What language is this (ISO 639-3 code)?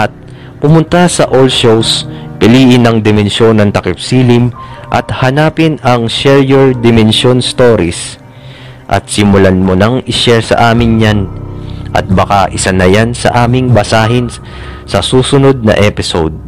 fil